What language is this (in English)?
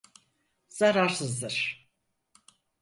Turkish